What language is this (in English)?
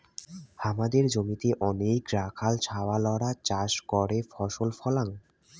Bangla